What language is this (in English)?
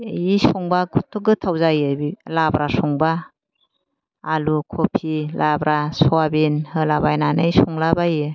Bodo